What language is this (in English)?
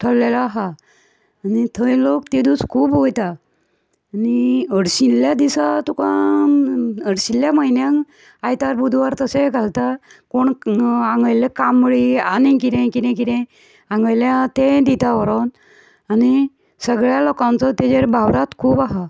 Konkani